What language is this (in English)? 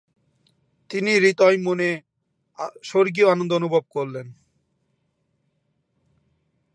Bangla